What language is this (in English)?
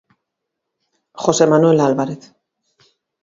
Galician